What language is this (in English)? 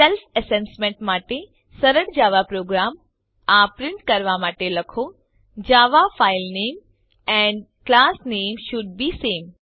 Gujarati